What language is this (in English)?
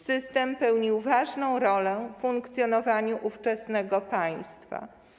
Polish